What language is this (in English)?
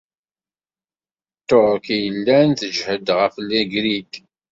Kabyle